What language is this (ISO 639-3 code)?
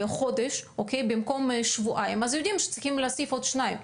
heb